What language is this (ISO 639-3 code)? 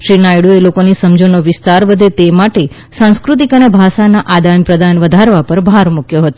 guj